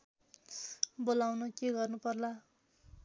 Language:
Nepali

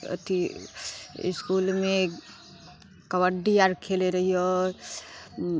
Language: Maithili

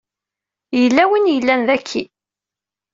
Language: Kabyle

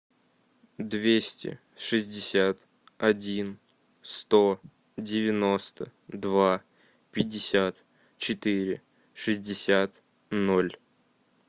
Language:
Russian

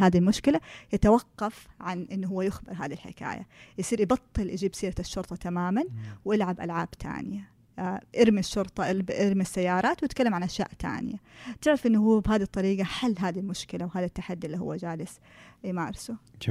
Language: Arabic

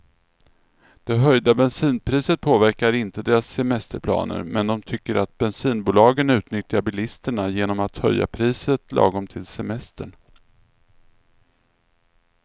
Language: Swedish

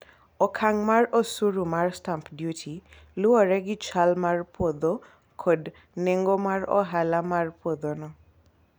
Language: Luo (Kenya and Tanzania)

